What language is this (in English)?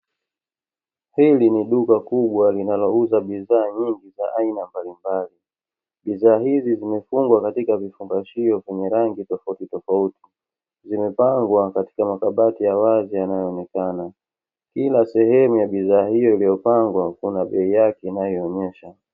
Swahili